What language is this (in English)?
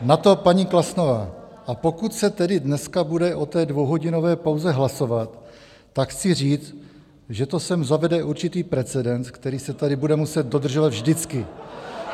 Czech